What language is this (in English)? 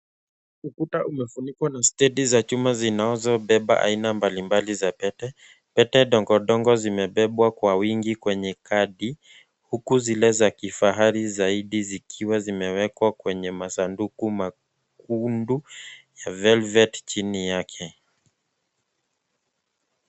Swahili